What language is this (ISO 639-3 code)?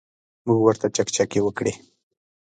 pus